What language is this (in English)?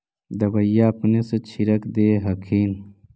Magahi